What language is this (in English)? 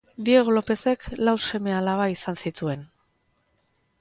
Basque